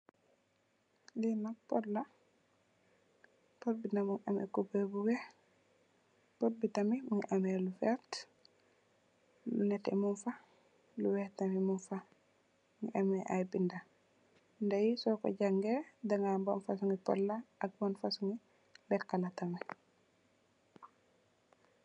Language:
Wolof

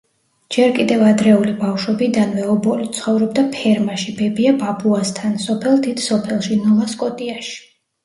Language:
Georgian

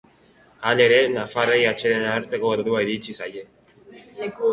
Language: Basque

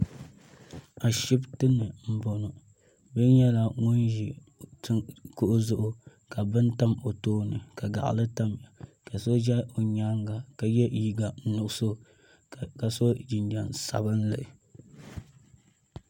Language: Dagbani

